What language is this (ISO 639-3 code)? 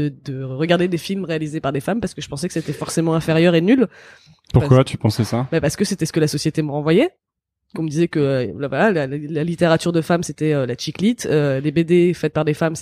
fra